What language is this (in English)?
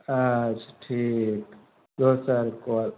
Maithili